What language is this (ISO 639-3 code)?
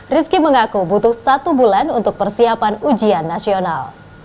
ind